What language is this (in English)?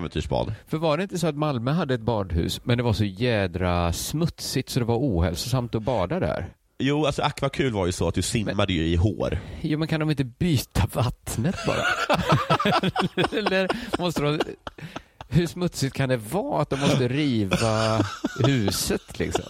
Swedish